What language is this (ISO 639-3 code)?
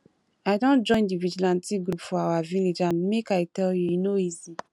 pcm